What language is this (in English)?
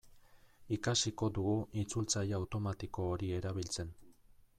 Basque